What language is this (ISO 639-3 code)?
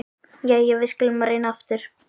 isl